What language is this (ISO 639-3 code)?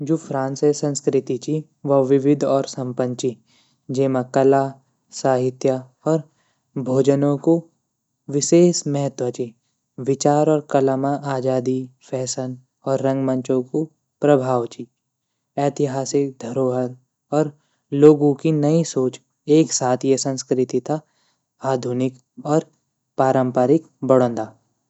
gbm